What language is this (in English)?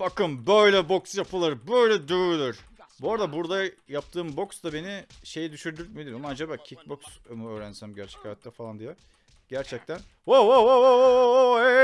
Turkish